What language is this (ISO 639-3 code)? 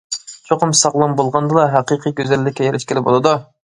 uig